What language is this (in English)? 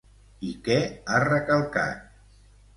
Catalan